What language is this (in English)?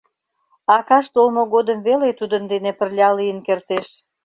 Mari